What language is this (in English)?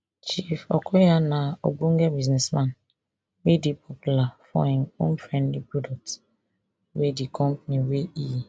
Nigerian Pidgin